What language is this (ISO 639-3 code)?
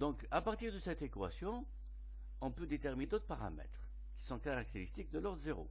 fra